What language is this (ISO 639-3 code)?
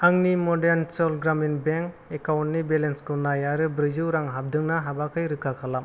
brx